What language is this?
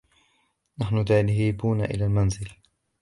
Arabic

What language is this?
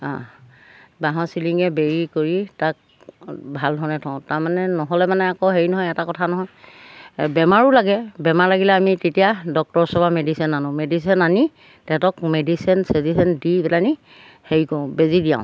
Assamese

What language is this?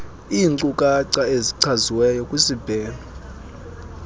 Xhosa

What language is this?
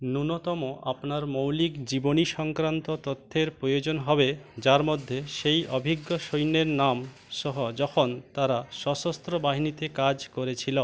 Bangla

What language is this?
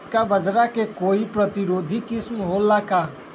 Magahi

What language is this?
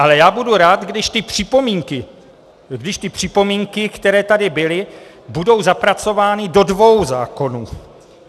Czech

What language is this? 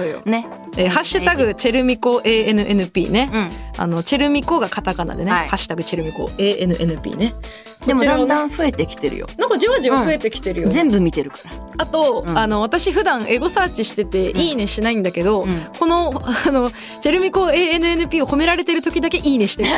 Japanese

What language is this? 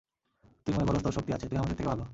Bangla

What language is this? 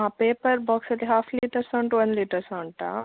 Kannada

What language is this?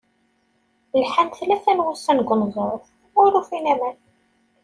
Kabyle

